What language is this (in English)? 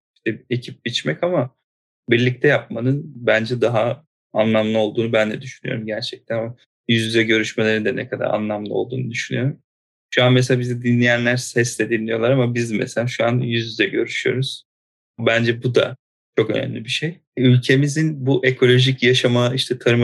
Turkish